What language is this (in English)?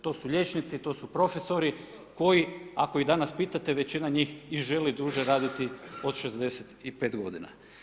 Croatian